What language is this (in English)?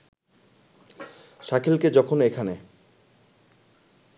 Bangla